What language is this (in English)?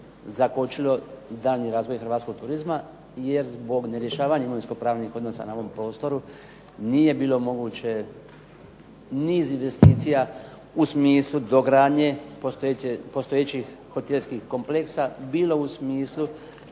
Croatian